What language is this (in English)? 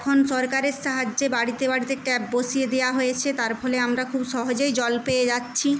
Bangla